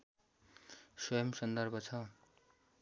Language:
Nepali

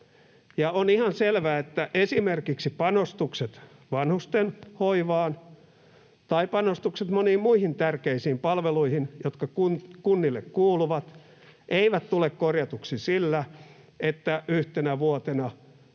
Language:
Finnish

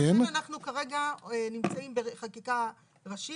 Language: Hebrew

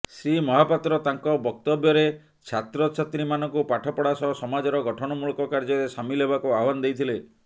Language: Odia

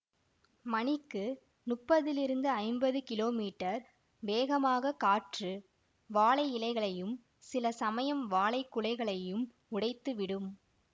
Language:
Tamil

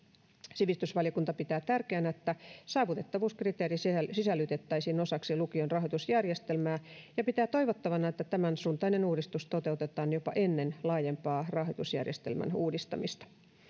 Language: Finnish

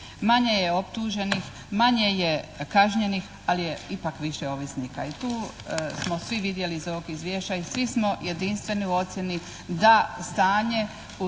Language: Croatian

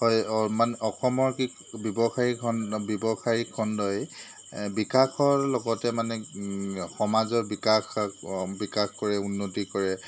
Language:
Assamese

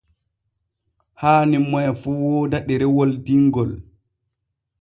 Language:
Borgu Fulfulde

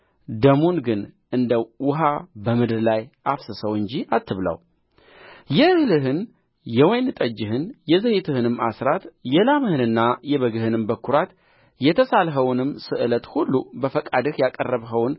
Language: Amharic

